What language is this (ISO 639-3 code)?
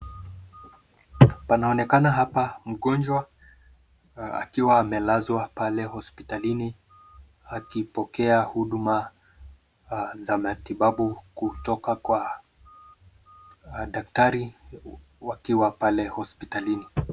swa